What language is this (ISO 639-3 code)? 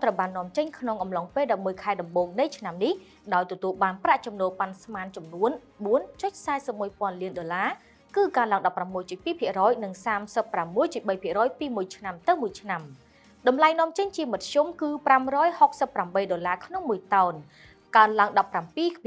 tha